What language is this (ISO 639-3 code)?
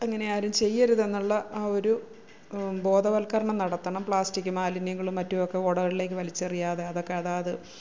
mal